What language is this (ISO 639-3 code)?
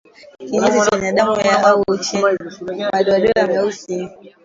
swa